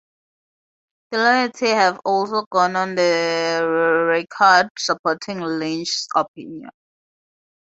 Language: English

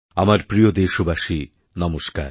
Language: Bangla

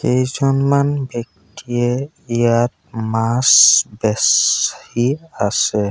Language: Assamese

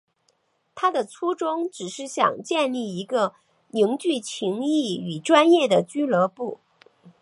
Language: Chinese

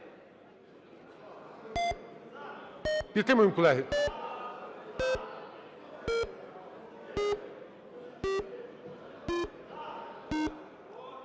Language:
Ukrainian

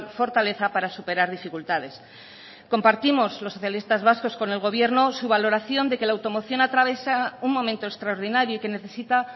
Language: Spanish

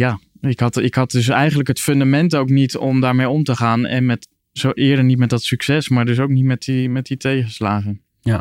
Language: Dutch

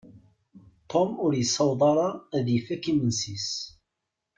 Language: Kabyle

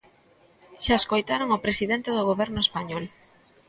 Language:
Galician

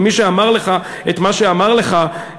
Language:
Hebrew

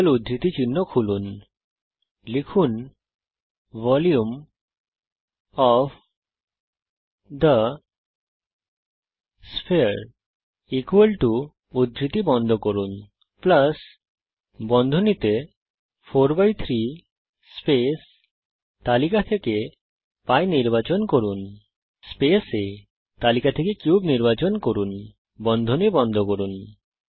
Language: Bangla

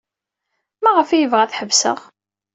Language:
Kabyle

